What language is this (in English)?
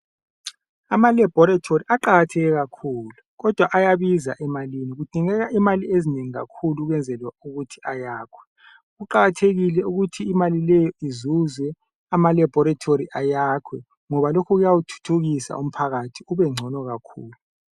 North Ndebele